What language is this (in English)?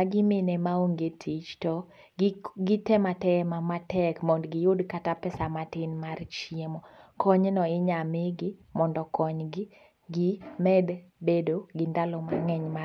Luo (Kenya and Tanzania)